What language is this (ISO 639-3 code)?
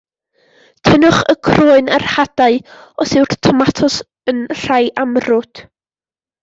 cym